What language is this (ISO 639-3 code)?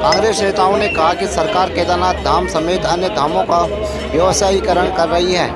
hin